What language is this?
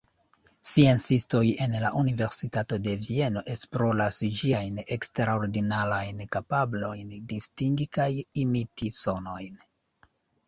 Esperanto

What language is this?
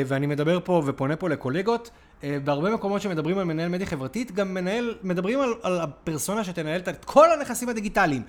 Hebrew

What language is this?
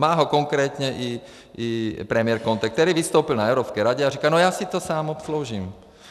Czech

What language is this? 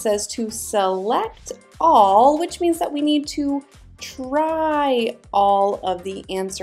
English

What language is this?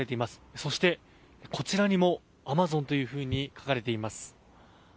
Japanese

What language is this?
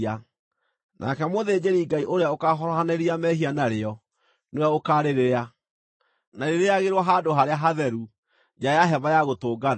Kikuyu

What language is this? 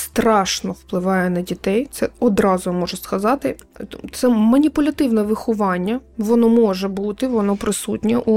Ukrainian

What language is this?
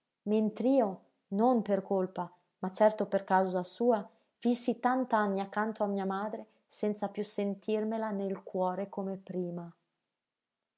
Italian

